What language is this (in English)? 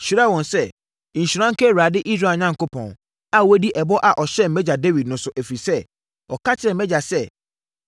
Akan